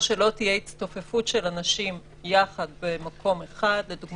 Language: Hebrew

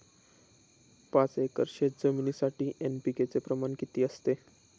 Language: Marathi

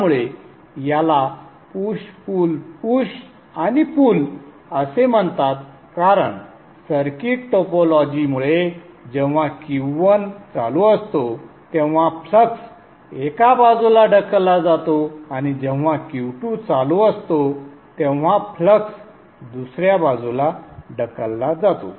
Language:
Marathi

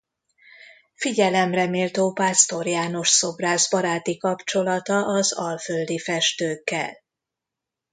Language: Hungarian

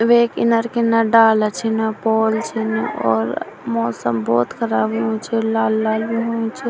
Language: Garhwali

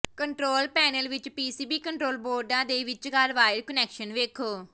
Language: Punjabi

